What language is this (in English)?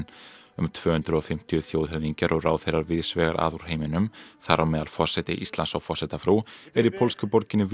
Icelandic